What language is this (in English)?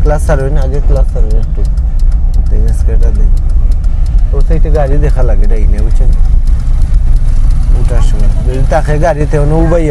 Romanian